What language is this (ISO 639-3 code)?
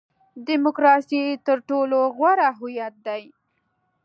pus